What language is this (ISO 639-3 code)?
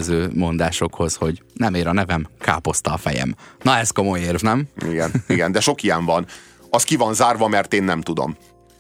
hun